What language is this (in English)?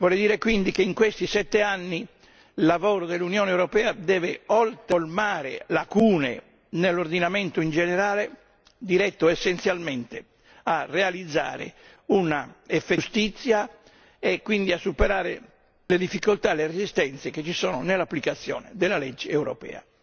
Italian